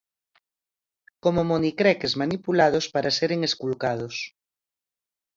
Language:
Galician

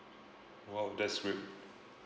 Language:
English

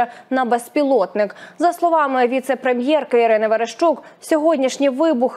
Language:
Ukrainian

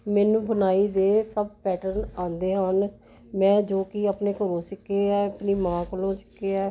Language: Punjabi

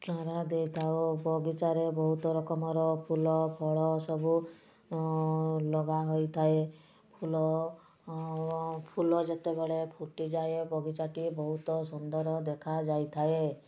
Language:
Odia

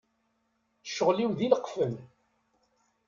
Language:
Kabyle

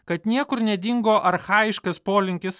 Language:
Lithuanian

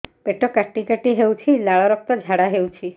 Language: Odia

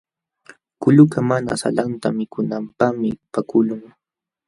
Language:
Jauja Wanca Quechua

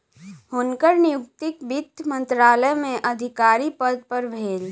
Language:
Maithili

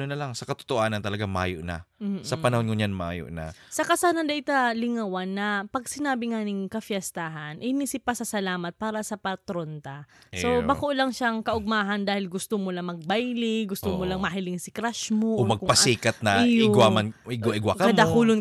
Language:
Filipino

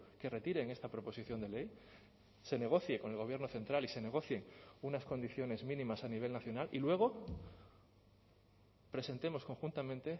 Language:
Spanish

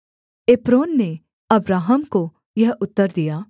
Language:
Hindi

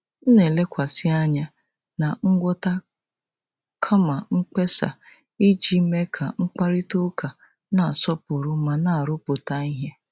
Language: Igbo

